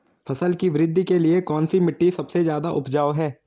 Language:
Hindi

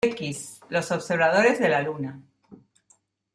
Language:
Spanish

